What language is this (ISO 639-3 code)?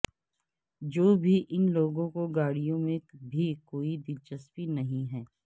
urd